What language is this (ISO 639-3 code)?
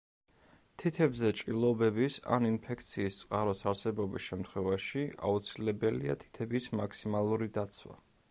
kat